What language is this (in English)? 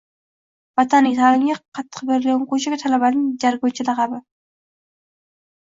Uzbek